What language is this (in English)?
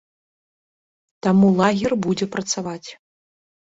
Belarusian